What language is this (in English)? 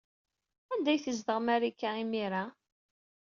Kabyle